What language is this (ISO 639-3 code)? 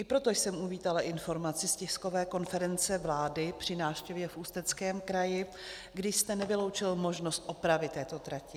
ces